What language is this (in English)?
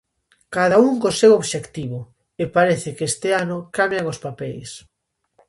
Galician